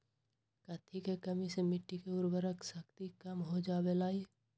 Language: Magahi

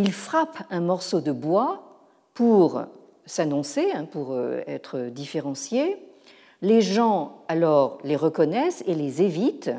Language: French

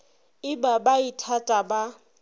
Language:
Northern Sotho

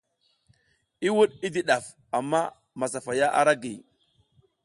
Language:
South Giziga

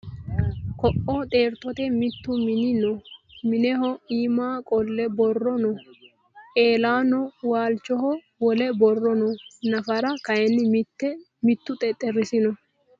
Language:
Sidamo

